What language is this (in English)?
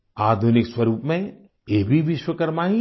Hindi